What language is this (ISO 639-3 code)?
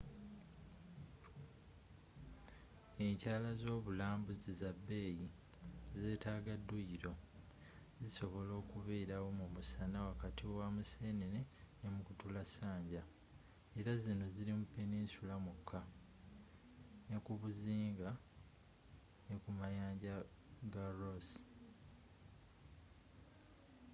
lug